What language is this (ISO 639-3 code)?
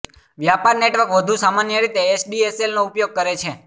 guj